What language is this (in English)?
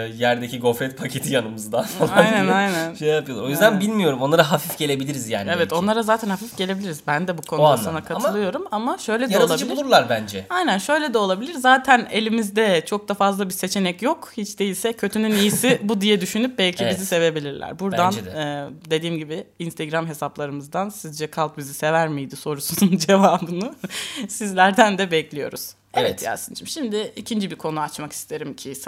Turkish